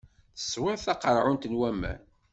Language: Kabyle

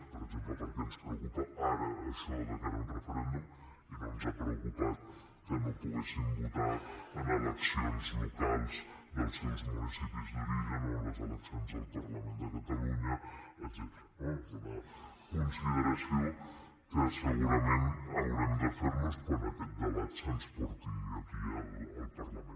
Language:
Catalan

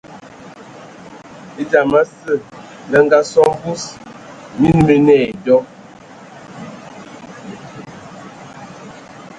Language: Ewondo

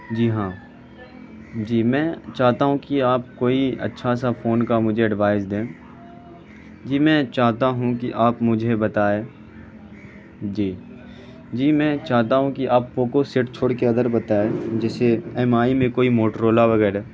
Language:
Urdu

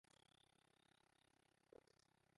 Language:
Western Frisian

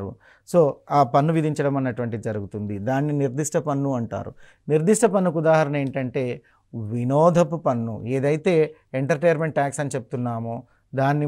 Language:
Telugu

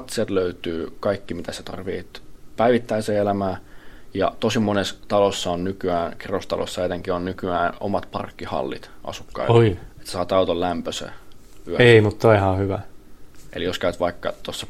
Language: Finnish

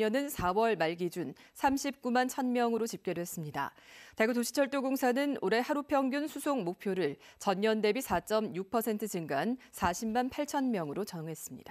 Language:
Korean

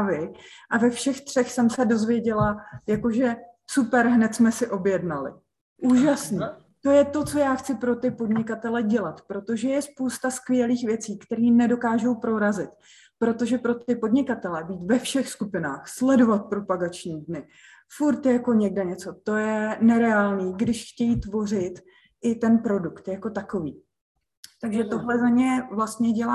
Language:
Czech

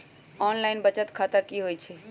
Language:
Magahi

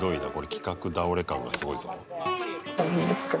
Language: Japanese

